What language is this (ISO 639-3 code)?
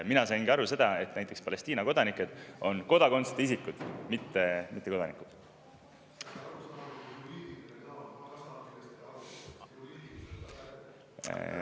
est